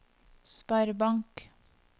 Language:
Norwegian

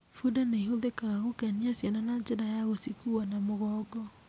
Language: Kikuyu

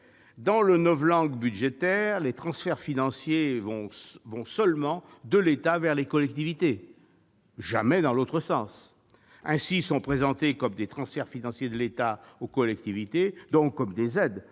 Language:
French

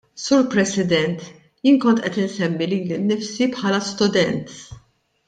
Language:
Maltese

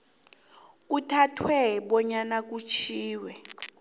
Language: South Ndebele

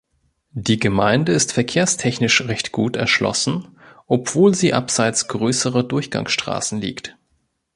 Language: German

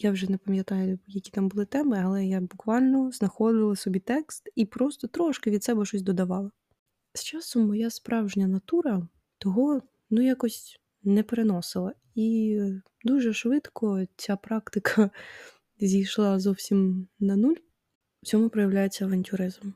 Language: Ukrainian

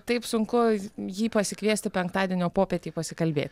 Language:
Lithuanian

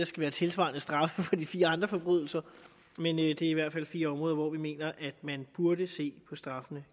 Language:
Danish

